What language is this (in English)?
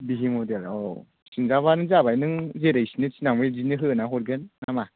Bodo